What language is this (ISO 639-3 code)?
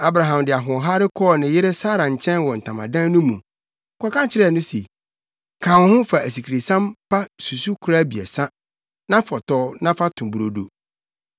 aka